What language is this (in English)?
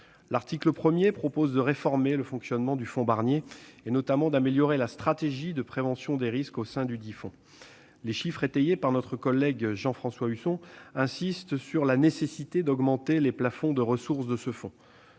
French